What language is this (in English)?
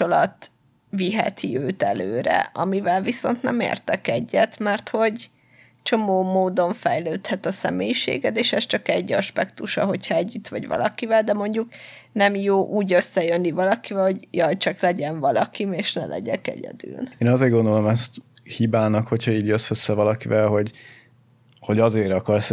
Hungarian